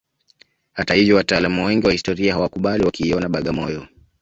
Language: Swahili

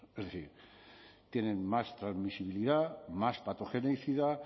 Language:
Spanish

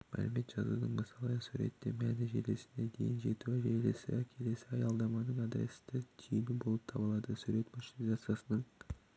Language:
Kazakh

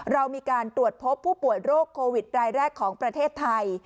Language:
Thai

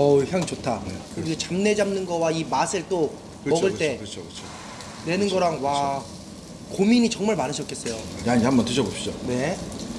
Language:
Korean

